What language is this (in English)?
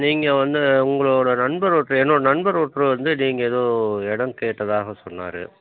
Tamil